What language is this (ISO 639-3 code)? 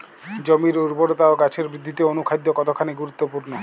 ben